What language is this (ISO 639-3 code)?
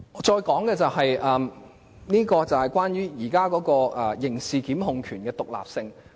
yue